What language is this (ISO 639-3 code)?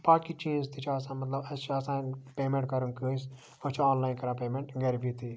kas